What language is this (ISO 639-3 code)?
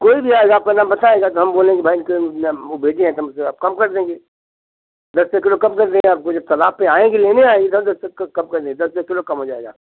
hin